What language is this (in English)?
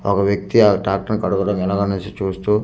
Telugu